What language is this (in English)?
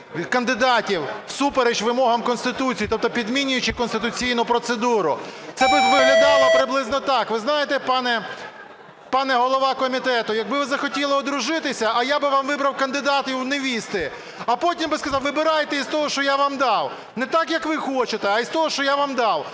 Ukrainian